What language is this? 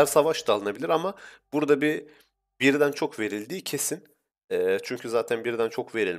Turkish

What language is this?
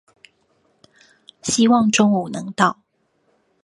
Chinese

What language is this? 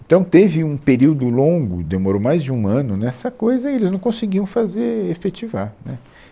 Portuguese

